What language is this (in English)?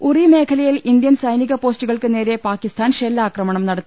Malayalam